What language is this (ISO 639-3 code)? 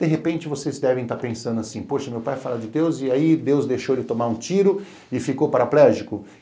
por